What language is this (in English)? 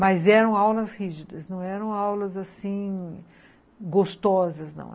Portuguese